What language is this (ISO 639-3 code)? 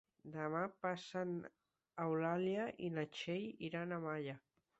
cat